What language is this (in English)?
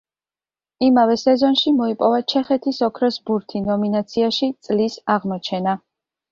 Georgian